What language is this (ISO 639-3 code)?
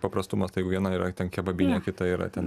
lit